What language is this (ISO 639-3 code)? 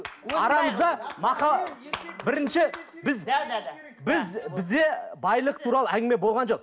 kaz